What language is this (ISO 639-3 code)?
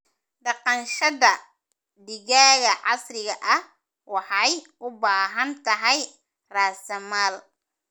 som